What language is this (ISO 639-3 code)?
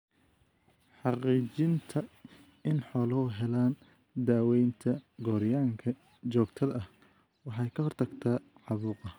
som